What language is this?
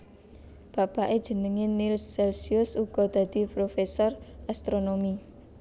Javanese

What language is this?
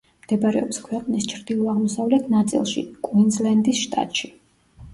Georgian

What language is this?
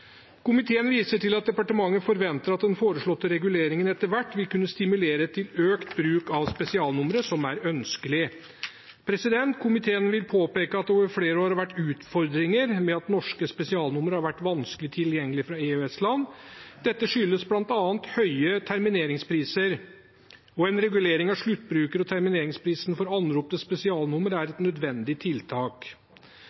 Norwegian Bokmål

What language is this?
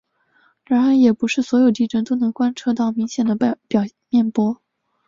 Chinese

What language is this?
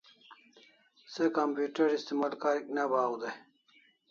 Kalasha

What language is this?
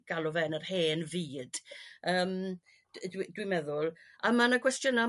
Welsh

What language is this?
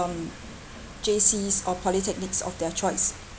English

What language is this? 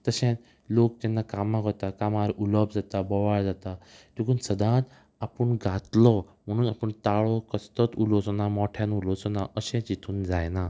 Konkani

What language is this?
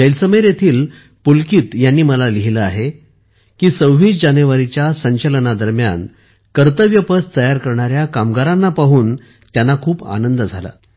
Marathi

